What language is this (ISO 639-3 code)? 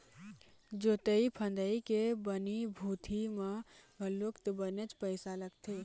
hne